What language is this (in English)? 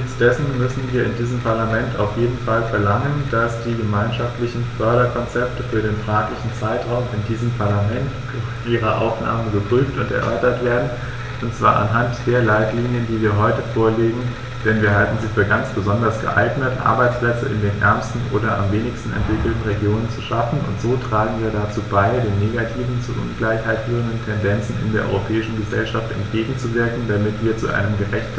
German